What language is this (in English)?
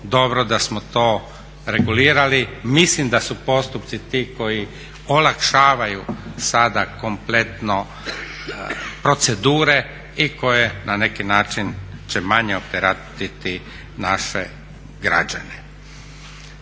Croatian